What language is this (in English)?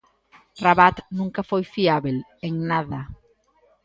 Galician